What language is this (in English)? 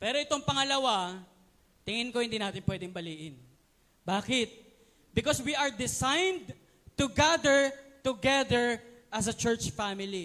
Filipino